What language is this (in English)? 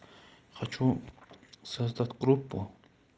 Russian